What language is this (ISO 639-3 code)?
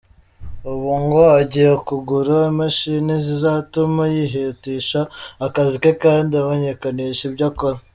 kin